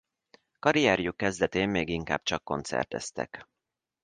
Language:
Hungarian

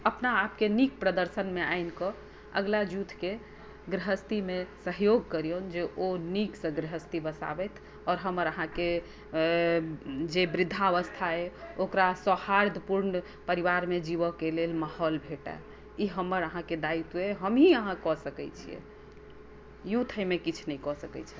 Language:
Maithili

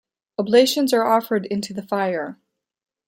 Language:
English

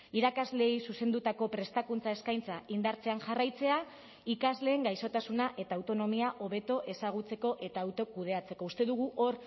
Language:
Basque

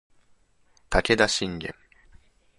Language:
Japanese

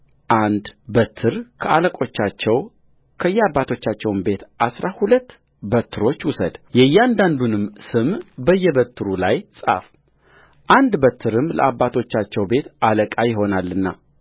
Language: Amharic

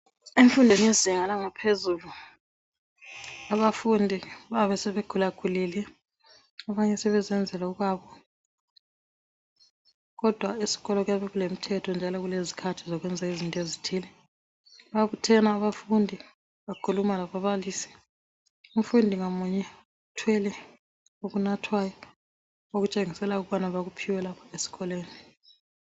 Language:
North Ndebele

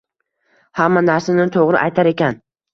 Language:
Uzbek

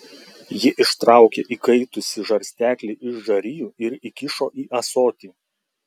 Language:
Lithuanian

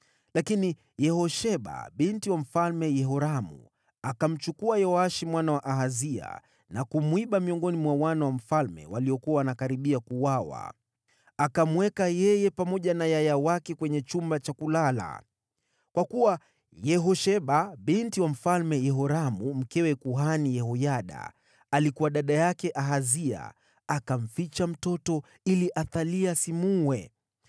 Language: Swahili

